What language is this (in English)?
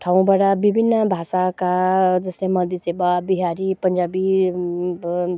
Nepali